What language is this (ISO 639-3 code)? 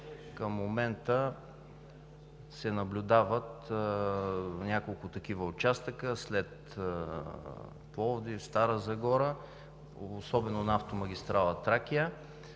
bul